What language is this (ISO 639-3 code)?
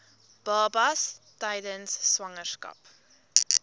afr